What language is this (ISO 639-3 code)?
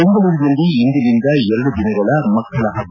kan